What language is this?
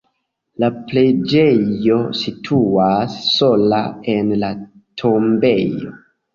Esperanto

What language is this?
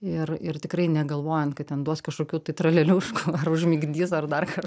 Lithuanian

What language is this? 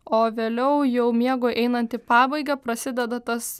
Lithuanian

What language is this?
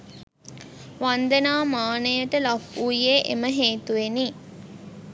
Sinhala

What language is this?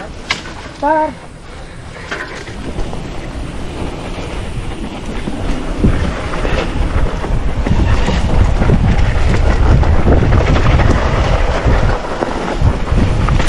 Indonesian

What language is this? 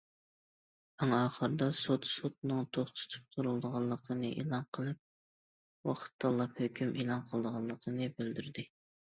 Uyghur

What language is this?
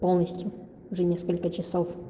Russian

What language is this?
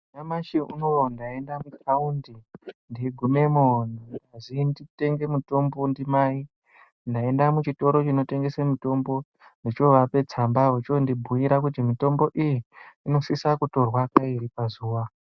Ndau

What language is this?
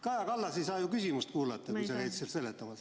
Estonian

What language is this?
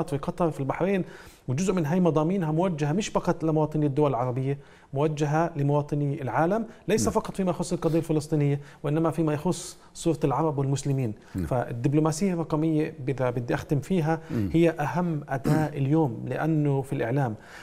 Arabic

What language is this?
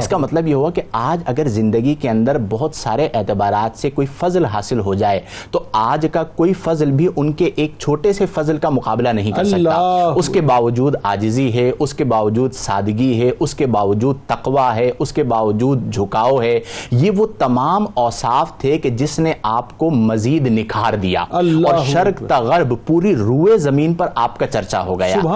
Urdu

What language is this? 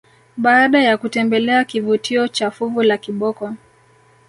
Swahili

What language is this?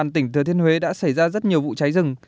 Vietnamese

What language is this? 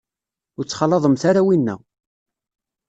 Kabyle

